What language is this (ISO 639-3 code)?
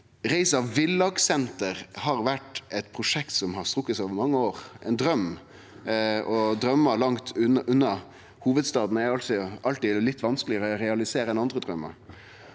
nor